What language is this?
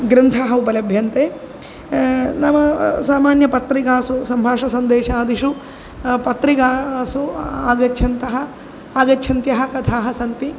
Sanskrit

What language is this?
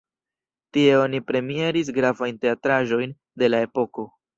Esperanto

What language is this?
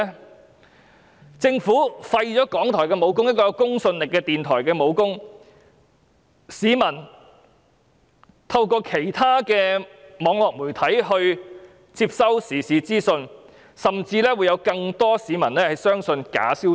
Cantonese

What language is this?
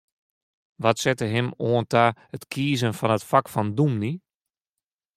Western Frisian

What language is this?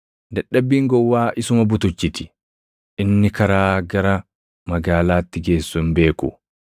Oromo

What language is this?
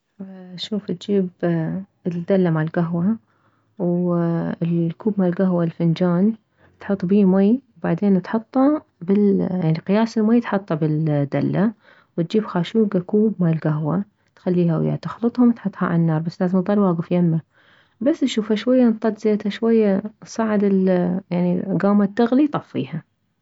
Mesopotamian Arabic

